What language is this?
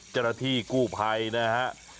Thai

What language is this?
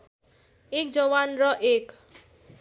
Nepali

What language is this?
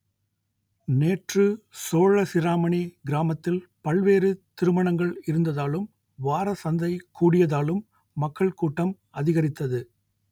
Tamil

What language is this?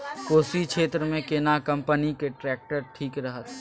Maithili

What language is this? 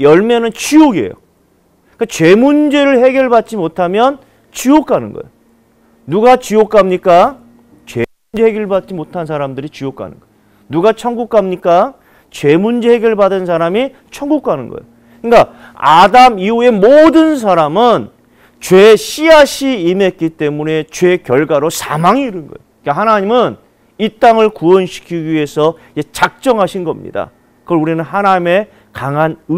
Korean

